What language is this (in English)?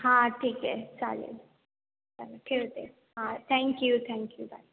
Marathi